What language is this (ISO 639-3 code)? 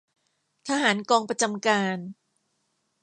tha